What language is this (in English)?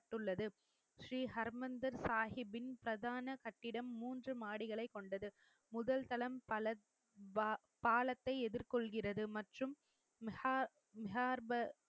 Tamil